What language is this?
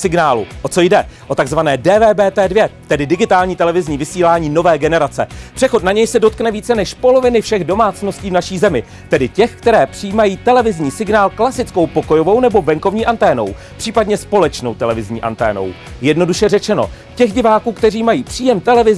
Czech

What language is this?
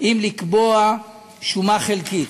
Hebrew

